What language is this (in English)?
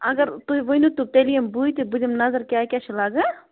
Kashmiri